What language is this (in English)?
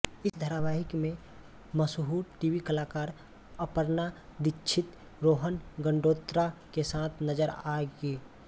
Hindi